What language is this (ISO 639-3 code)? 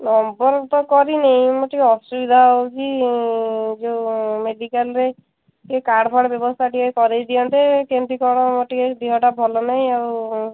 ori